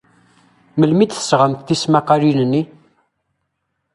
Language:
Kabyle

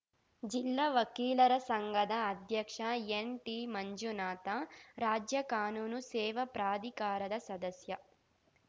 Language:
Kannada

